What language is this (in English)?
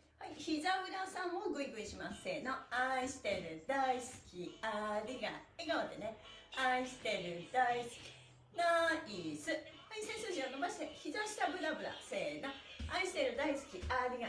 Japanese